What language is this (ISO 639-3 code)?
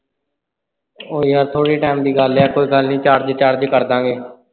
pan